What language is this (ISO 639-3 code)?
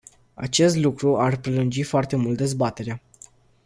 ron